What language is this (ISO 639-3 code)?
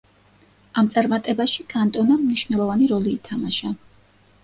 kat